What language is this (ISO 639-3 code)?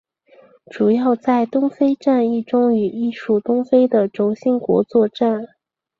zho